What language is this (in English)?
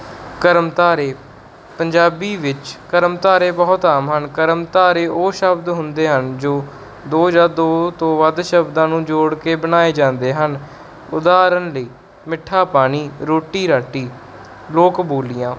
Punjabi